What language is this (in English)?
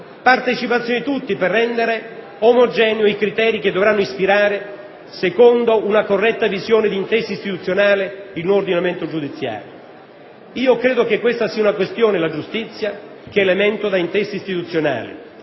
Italian